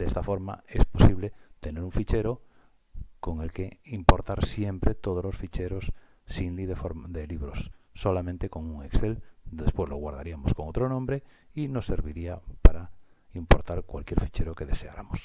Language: Spanish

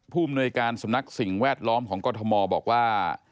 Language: Thai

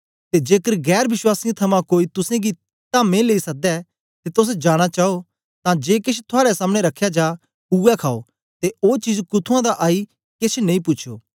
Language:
Dogri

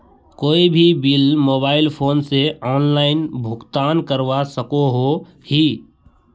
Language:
Magahi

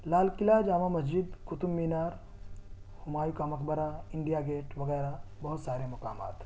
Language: Urdu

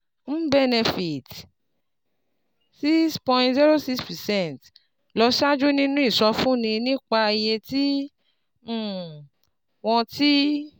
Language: Yoruba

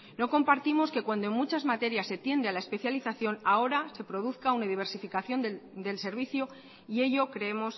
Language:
Spanish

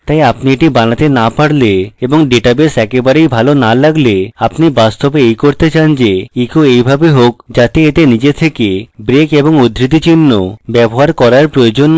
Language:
Bangla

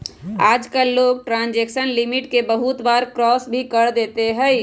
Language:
Magahi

